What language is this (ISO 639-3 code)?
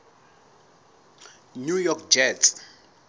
sot